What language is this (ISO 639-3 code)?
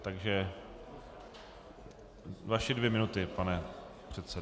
ces